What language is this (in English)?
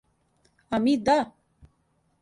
Serbian